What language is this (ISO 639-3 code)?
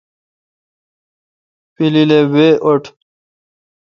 xka